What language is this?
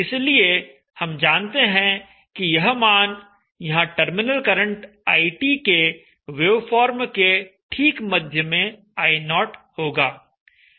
Hindi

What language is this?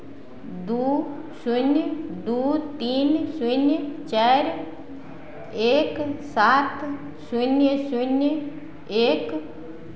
Maithili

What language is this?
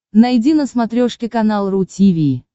Russian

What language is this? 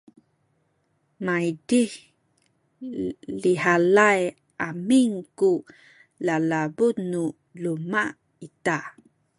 Sakizaya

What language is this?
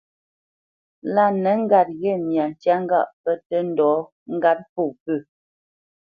Bamenyam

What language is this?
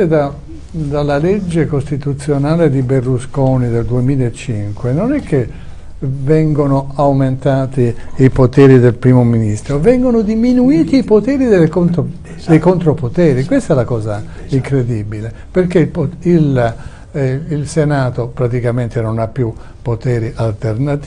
Italian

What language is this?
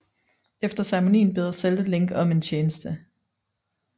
Danish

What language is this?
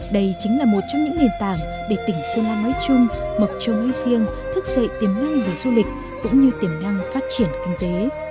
Vietnamese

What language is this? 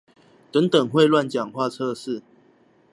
Chinese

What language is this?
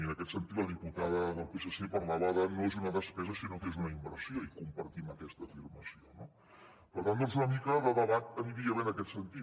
Catalan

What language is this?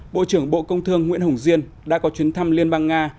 Vietnamese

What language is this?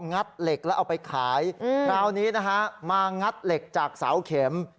Thai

